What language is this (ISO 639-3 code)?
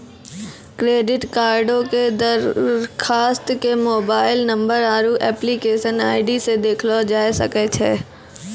mai